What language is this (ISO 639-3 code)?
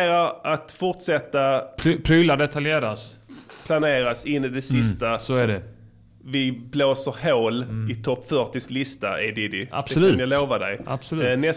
swe